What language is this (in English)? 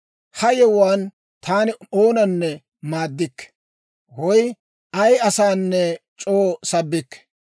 Dawro